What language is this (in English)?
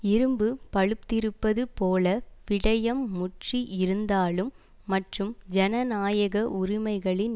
Tamil